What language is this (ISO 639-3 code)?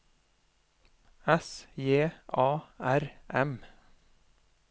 nor